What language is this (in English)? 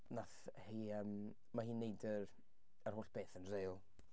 Welsh